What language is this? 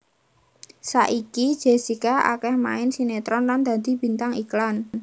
Javanese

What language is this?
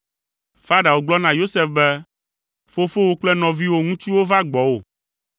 Ewe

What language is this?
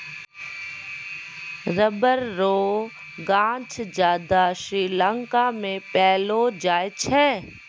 Maithili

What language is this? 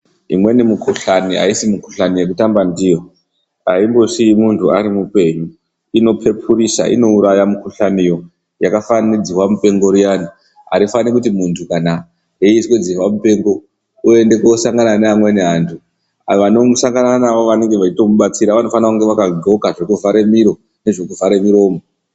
Ndau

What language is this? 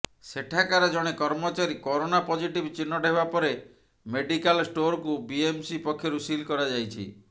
Odia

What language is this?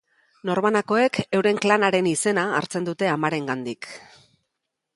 Basque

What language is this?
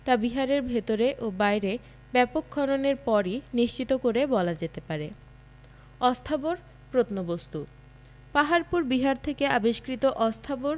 Bangla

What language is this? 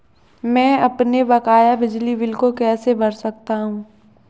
Hindi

